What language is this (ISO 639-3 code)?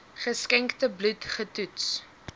afr